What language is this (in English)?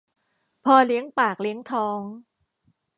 Thai